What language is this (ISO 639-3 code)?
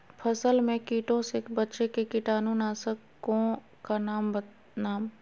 mag